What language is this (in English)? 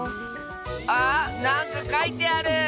Japanese